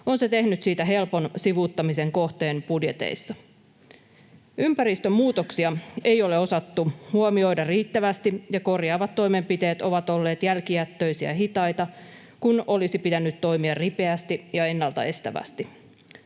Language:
Finnish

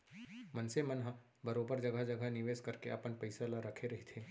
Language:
Chhattisgarhi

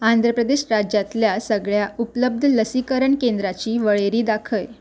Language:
Konkani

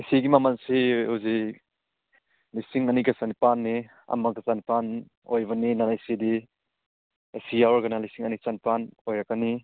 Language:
Manipuri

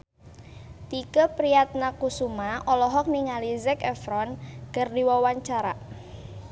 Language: Sundanese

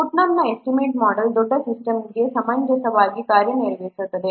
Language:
Kannada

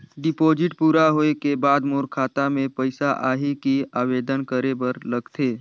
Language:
Chhattisgarhi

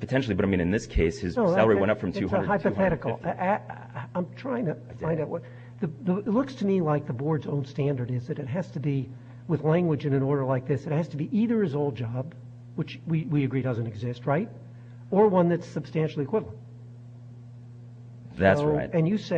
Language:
English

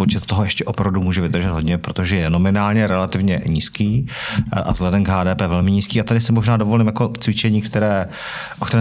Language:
Czech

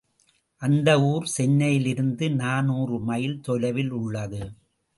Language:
Tamil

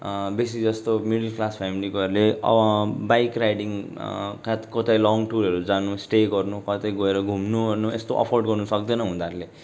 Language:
Nepali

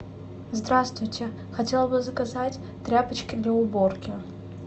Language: Russian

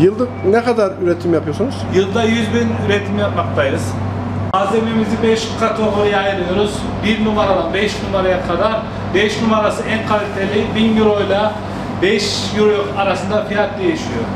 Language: Turkish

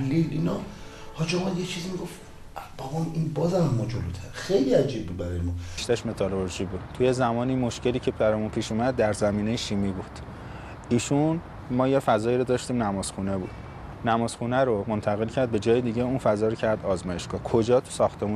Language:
Persian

